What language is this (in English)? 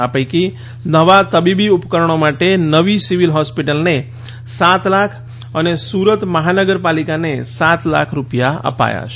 Gujarati